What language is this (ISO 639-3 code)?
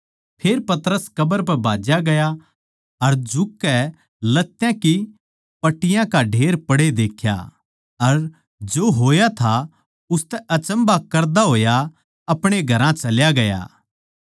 bgc